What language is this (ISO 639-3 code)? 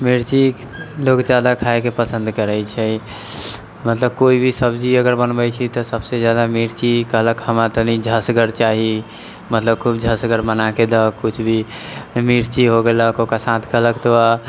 mai